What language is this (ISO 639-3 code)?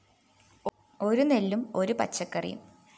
mal